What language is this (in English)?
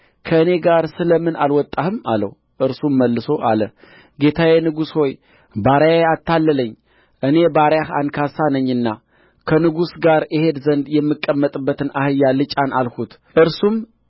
Amharic